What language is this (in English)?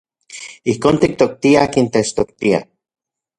Central Puebla Nahuatl